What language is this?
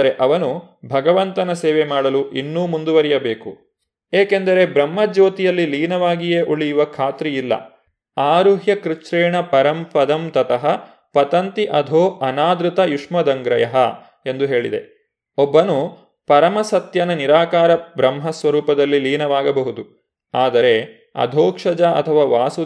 Kannada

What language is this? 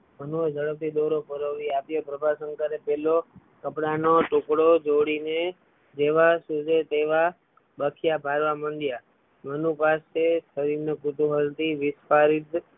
Gujarati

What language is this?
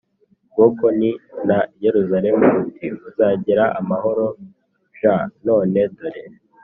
Kinyarwanda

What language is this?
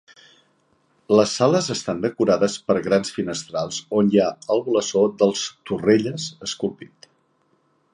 Catalan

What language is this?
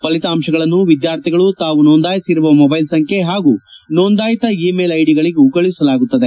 Kannada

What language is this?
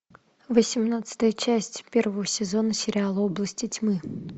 Russian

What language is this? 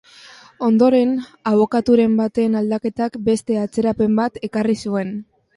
Basque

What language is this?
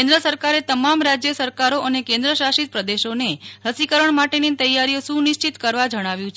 Gujarati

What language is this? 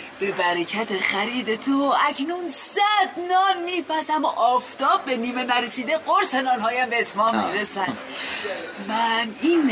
Persian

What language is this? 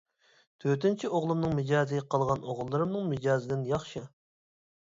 Uyghur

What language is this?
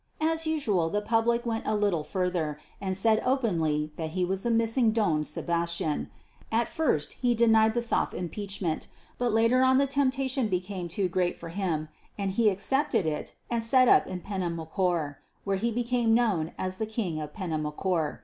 English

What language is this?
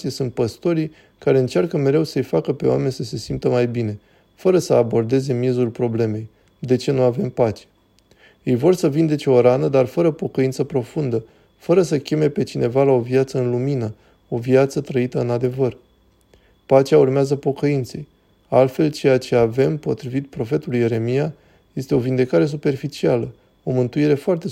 Romanian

